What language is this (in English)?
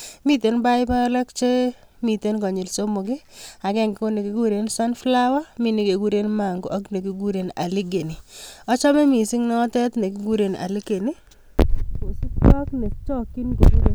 Kalenjin